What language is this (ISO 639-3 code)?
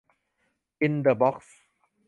tha